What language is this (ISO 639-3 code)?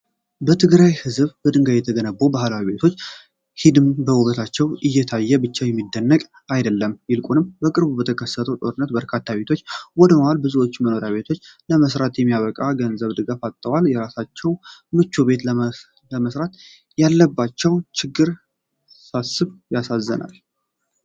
amh